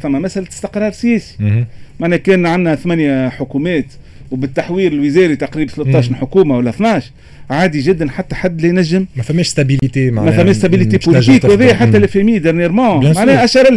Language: Arabic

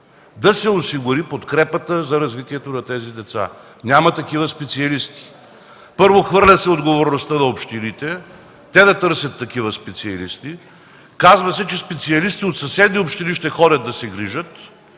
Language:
Bulgarian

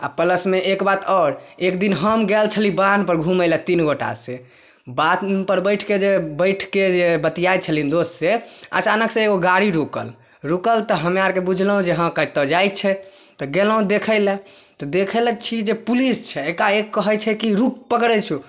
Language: Maithili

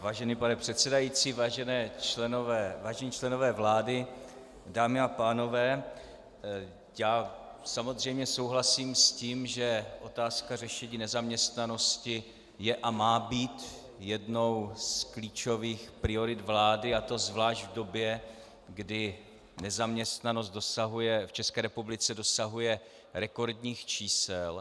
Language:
Czech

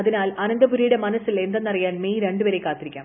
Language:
Malayalam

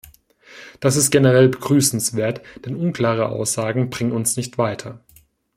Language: German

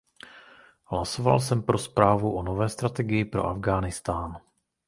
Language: Czech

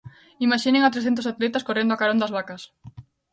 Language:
Galician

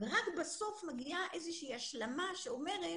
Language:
Hebrew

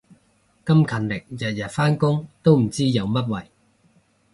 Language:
Cantonese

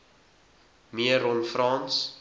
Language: Afrikaans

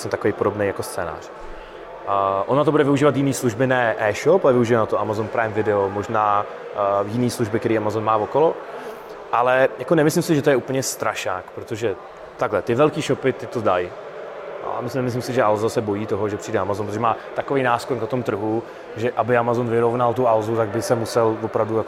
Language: Czech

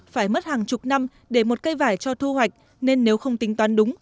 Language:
Vietnamese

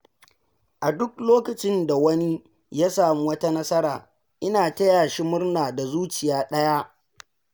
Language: Hausa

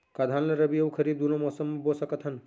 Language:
Chhattisgarhi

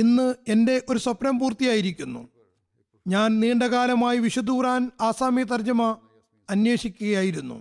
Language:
Malayalam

